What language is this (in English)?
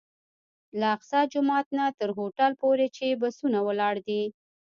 Pashto